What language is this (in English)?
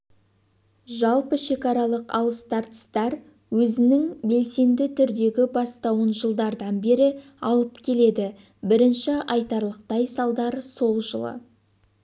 Kazakh